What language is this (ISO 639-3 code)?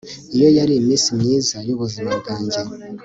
kin